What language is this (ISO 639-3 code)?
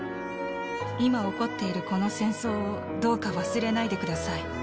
jpn